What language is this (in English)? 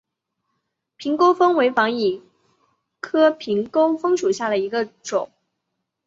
Chinese